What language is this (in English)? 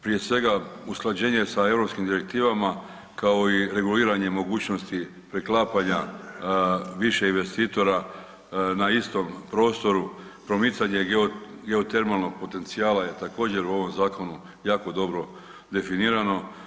Croatian